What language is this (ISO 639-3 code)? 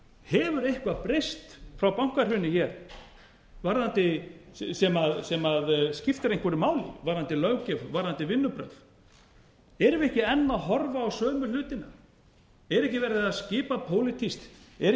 isl